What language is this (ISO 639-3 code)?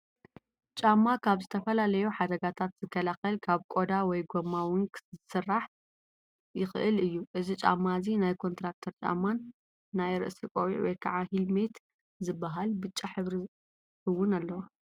tir